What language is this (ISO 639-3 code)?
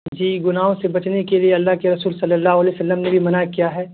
urd